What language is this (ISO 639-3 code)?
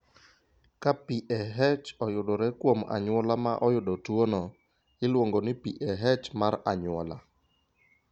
luo